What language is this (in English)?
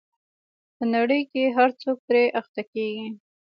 Pashto